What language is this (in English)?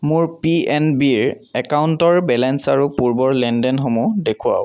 Assamese